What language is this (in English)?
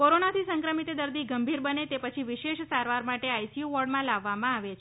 Gujarati